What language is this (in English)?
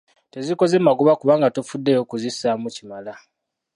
Ganda